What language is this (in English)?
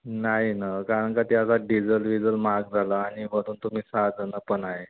Marathi